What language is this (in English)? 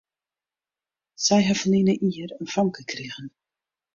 Western Frisian